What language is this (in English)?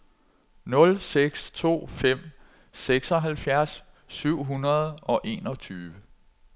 Danish